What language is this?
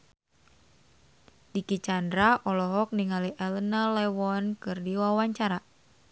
Sundanese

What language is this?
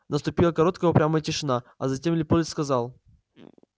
Russian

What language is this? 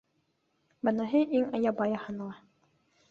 Bashkir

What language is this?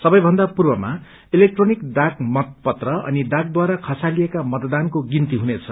Nepali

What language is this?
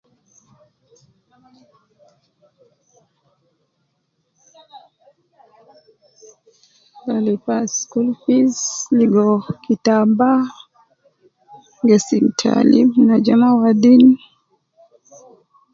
Nubi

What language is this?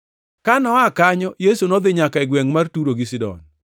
Luo (Kenya and Tanzania)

